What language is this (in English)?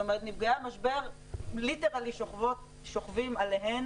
Hebrew